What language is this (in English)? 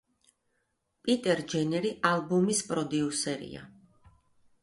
Georgian